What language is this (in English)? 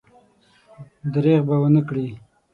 Pashto